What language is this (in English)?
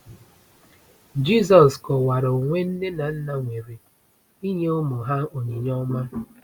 Igbo